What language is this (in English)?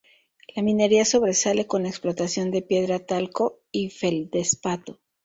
Spanish